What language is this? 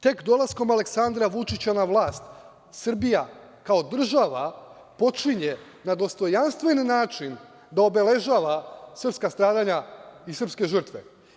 Serbian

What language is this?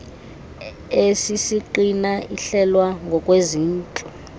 Xhosa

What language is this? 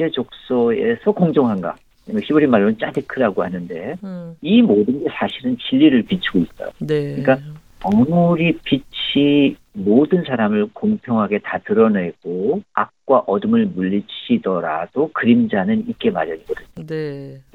Korean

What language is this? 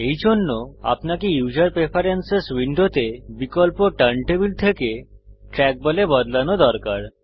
Bangla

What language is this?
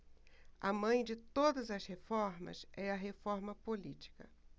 Portuguese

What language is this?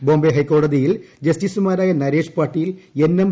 Malayalam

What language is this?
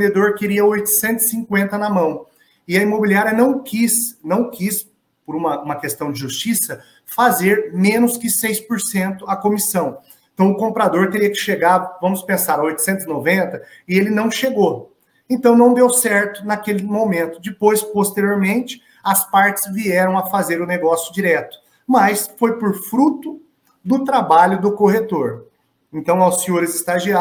Portuguese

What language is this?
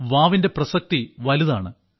Malayalam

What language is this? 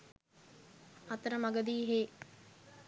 Sinhala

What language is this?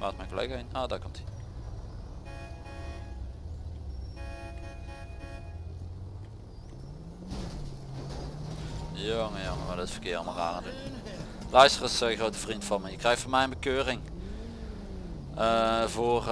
Dutch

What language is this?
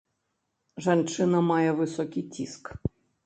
Belarusian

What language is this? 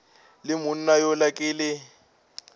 Northern Sotho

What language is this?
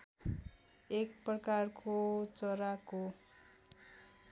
Nepali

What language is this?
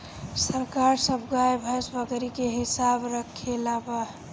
Bhojpuri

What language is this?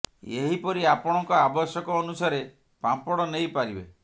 Odia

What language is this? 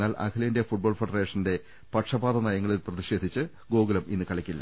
Malayalam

